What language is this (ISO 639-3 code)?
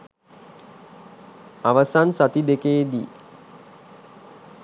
sin